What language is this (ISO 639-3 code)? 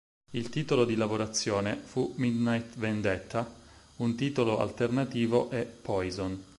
ita